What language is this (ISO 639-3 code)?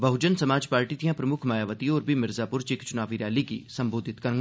doi